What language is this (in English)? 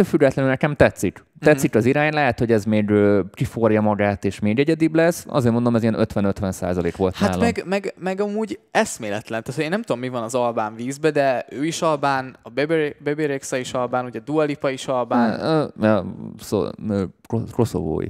Hungarian